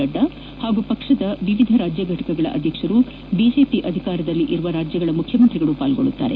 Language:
Kannada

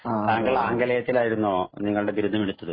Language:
Malayalam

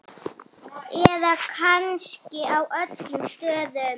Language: Icelandic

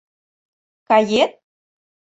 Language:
Mari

